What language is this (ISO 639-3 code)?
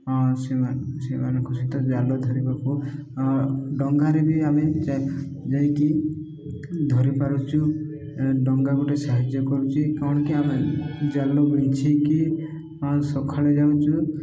ori